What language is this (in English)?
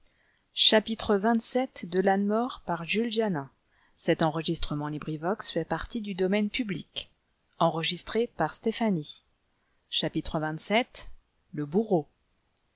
French